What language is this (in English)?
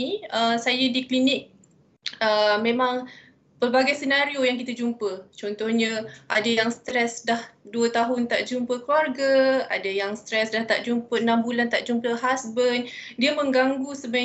Malay